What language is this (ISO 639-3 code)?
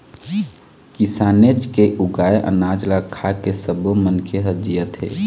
hne